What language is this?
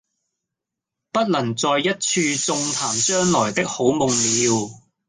Cantonese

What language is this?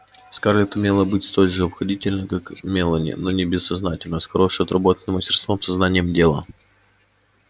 Russian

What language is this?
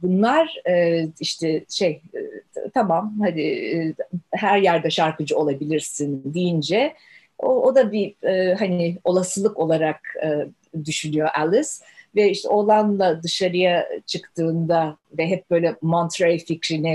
Turkish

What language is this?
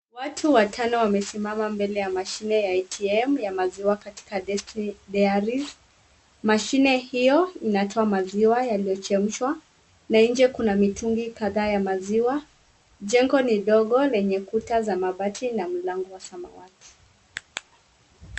Swahili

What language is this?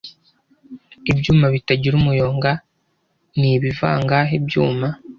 Kinyarwanda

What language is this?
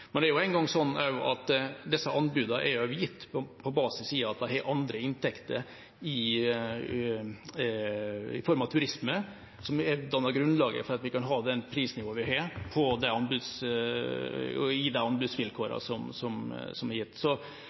Norwegian Bokmål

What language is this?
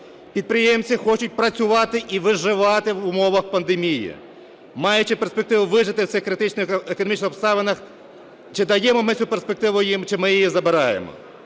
Ukrainian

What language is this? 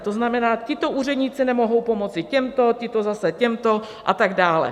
Czech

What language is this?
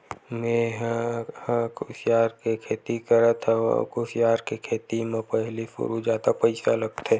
Chhattisgarhi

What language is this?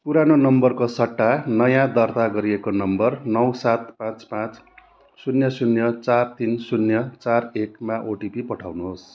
Nepali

